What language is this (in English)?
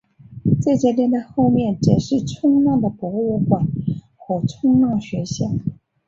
Chinese